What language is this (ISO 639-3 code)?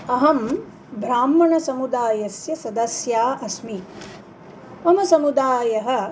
san